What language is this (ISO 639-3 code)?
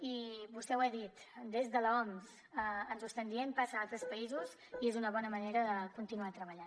cat